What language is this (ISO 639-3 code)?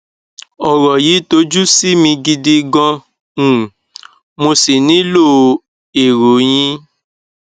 yor